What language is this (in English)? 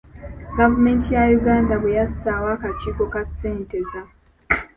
Ganda